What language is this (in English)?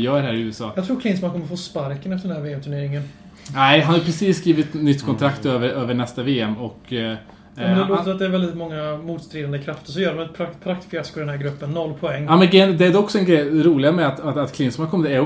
Swedish